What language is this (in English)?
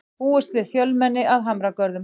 Icelandic